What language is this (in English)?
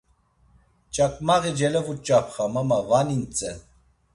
Laz